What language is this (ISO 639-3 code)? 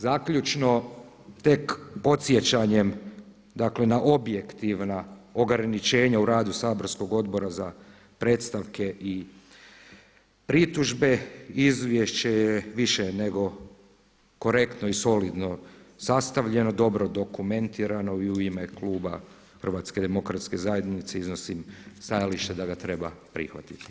hrv